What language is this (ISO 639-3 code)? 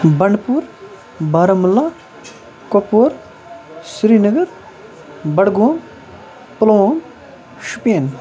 kas